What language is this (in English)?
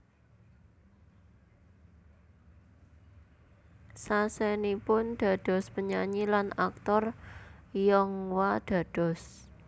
Javanese